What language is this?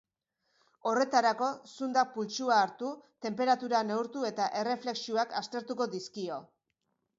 Basque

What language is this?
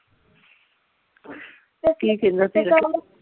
Punjabi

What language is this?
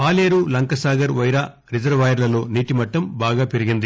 Telugu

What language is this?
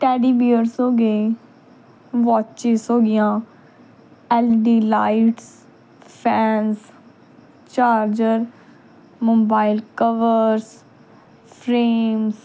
Punjabi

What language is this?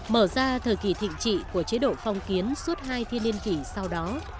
Vietnamese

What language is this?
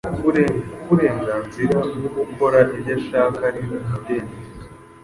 Kinyarwanda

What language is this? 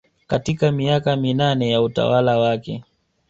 Swahili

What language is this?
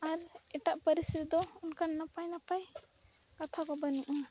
Santali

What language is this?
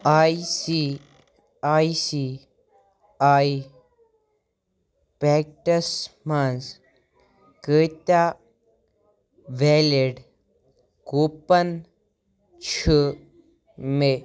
Kashmiri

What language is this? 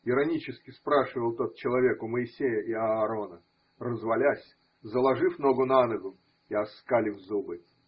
Russian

